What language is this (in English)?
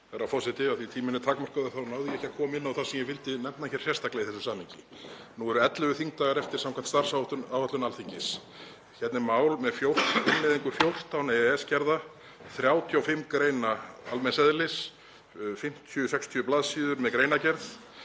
Icelandic